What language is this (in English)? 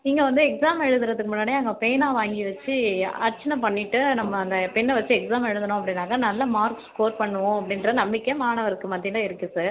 Tamil